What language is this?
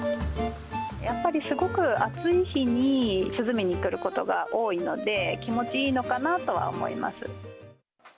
Japanese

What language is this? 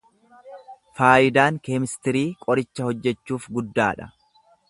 Oromo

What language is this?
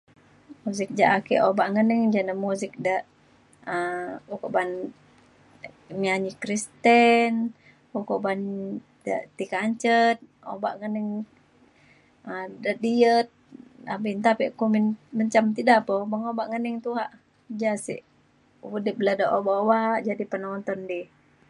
Mainstream Kenyah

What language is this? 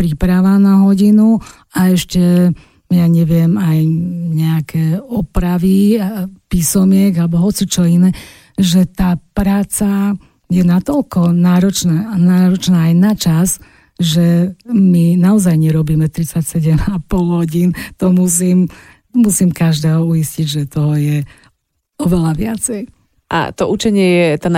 Slovak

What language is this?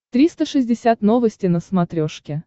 Russian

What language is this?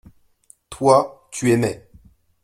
French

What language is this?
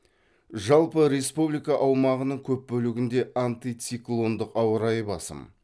Kazakh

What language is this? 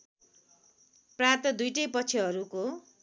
Nepali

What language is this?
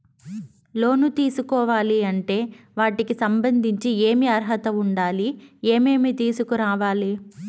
Telugu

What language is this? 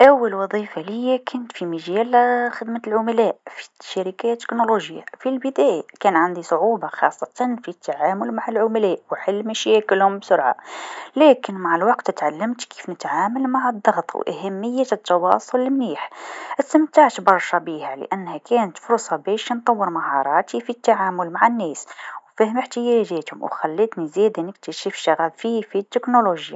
Tunisian Arabic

